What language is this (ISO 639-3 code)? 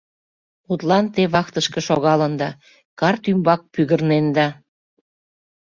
chm